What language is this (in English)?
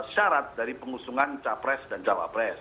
Indonesian